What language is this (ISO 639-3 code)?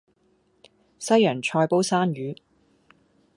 yue